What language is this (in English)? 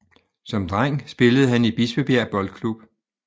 Danish